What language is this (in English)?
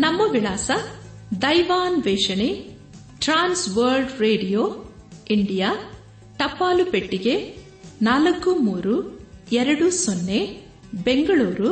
Kannada